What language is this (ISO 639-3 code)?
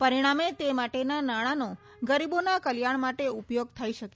guj